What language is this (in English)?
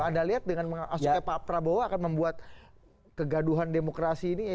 Indonesian